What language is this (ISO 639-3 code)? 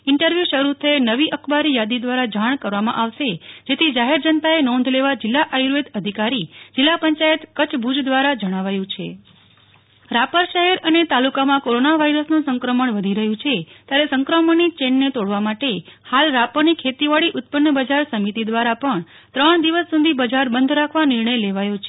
guj